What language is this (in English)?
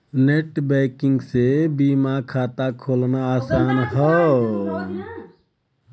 Bhojpuri